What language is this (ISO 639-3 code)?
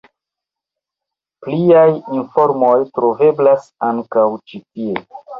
epo